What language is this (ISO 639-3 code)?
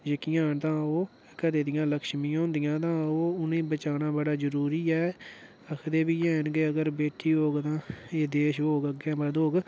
doi